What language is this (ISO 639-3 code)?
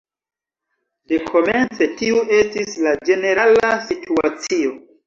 epo